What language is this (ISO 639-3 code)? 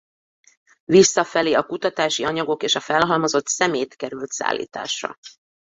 hun